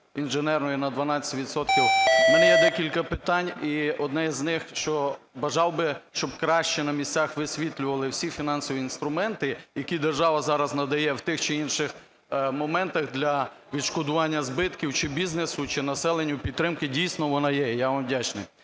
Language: Ukrainian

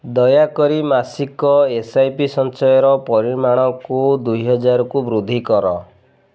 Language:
Odia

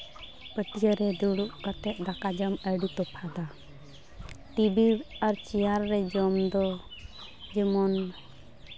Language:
Santali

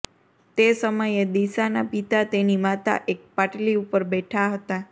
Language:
Gujarati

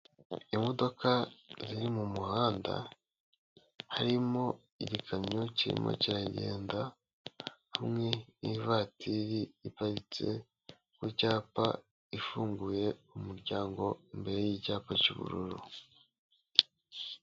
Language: Kinyarwanda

